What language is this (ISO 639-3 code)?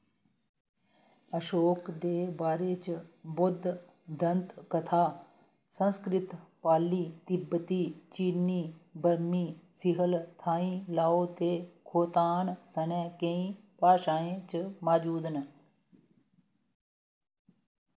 doi